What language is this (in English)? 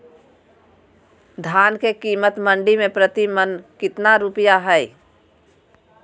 Magahi